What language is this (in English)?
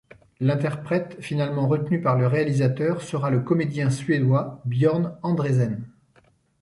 French